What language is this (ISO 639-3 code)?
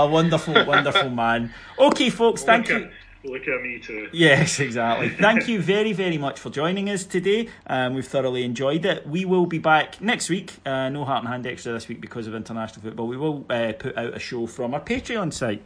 eng